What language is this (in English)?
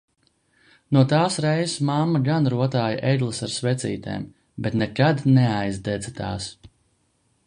Latvian